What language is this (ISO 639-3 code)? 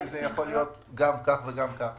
heb